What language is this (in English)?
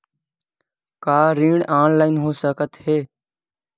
Chhattisgarhi